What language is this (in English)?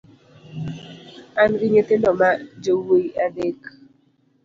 Luo (Kenya and Tanzania)